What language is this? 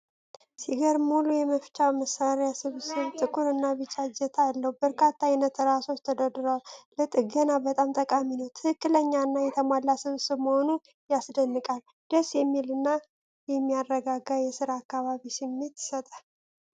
Amharic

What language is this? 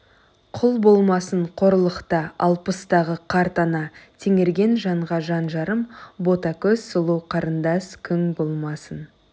Kazakh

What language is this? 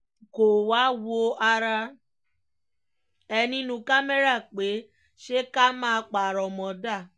Yoruba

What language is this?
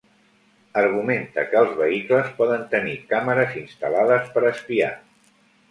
Catalan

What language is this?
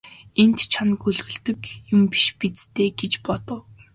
Mongolian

